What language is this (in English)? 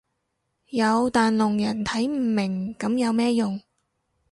Cantonese